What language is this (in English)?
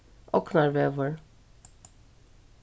Faroese